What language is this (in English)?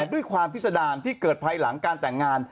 Thai